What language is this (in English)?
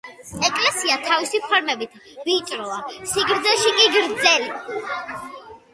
Georgian